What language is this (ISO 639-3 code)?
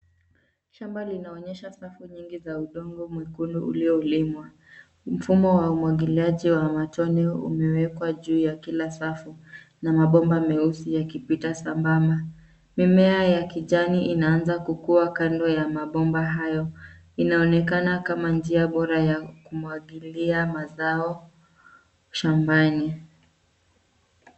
swa